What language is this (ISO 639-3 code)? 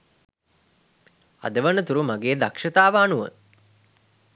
sin